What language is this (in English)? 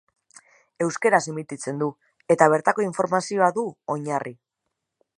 Basque